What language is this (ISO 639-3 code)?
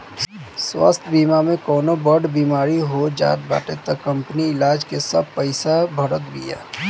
bho